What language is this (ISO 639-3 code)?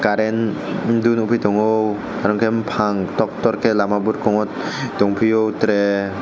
trp